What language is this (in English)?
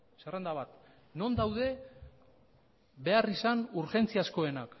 Basque